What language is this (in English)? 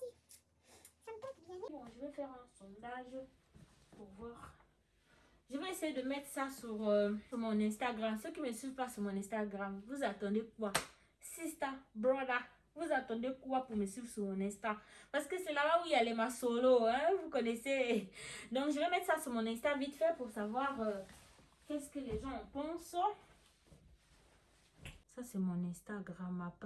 French